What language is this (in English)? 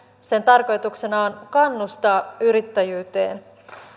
Finnish